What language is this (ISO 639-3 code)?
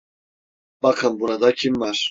tur